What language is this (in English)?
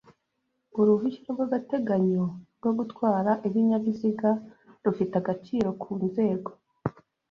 Kinyarwanda